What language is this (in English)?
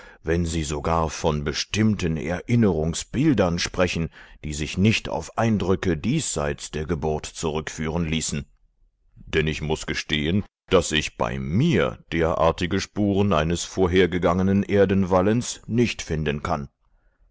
German